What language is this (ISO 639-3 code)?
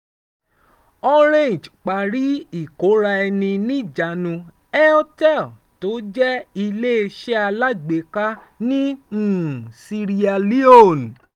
yor